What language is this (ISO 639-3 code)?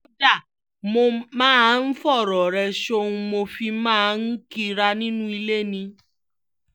yor